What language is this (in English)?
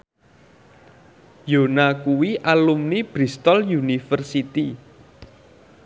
Javanese